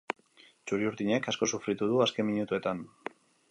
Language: Basque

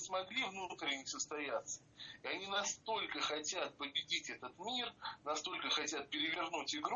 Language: Russian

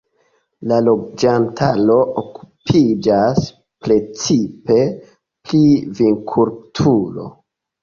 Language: Esperanto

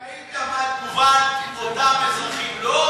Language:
Hebrew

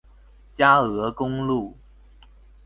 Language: Chinese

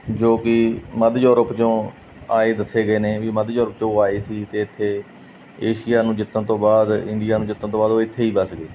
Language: Punjabi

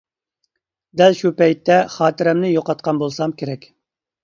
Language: Uyghur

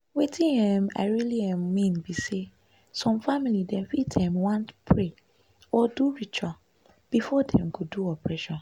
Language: Nigerian Pidgin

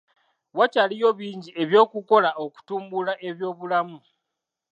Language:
Ganda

